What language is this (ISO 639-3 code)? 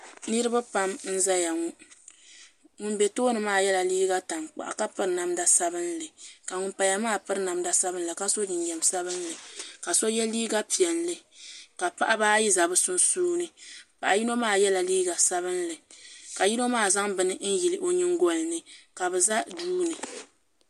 dag